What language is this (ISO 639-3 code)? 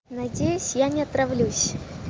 rus